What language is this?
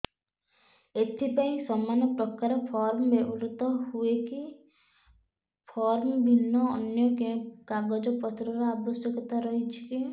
Odia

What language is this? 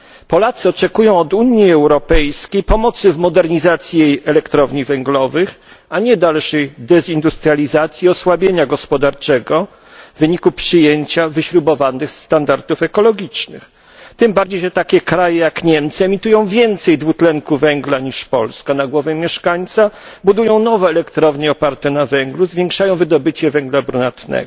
Polish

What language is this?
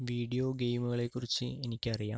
Malayalam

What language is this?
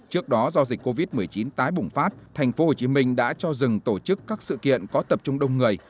Vietnamese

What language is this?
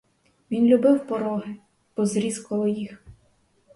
Ukrainian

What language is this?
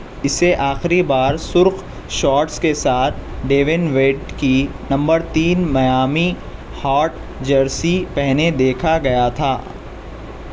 Urdu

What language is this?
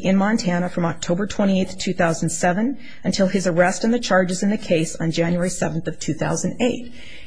English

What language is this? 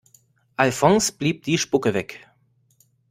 German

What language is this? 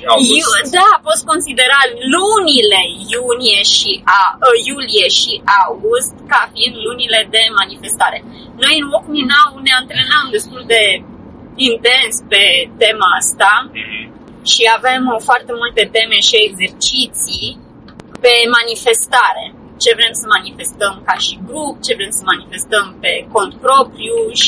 Romanian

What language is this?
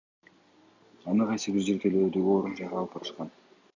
Kyrgyz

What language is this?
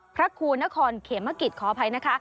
Thai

